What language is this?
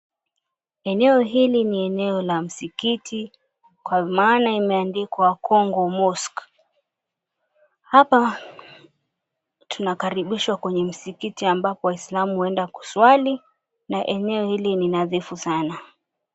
Swahili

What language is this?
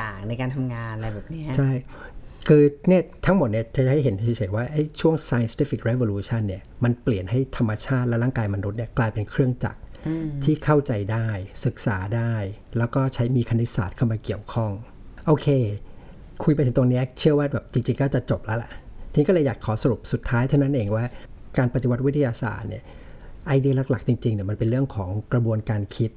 Thai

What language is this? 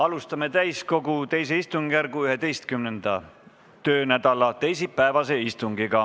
Estonian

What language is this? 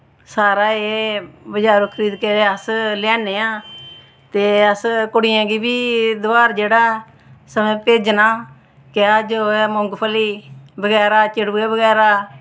Dogri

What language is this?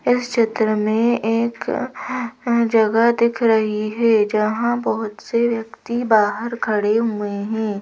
Hindi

